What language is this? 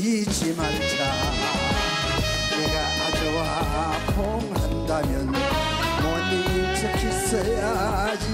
Korean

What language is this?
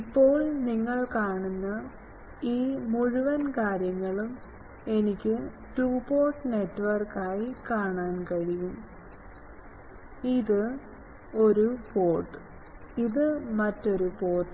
Malayalam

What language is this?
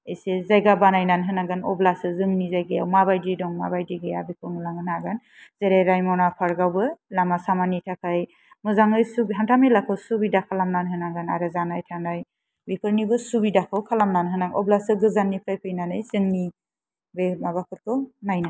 Bodo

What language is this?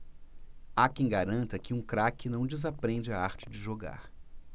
Portuguese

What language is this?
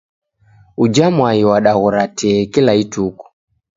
Taita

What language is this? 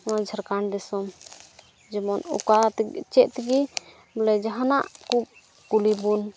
Santali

